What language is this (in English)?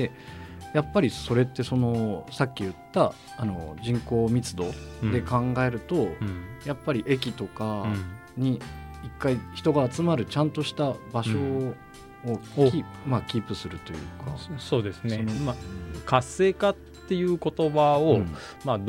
Japanese